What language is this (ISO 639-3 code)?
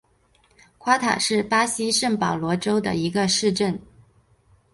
zho